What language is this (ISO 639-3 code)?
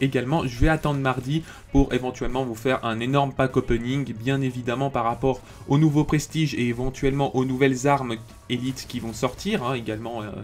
fra